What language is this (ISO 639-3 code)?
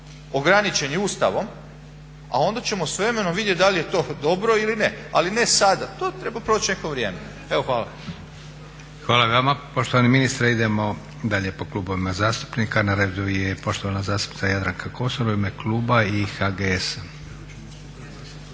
hrv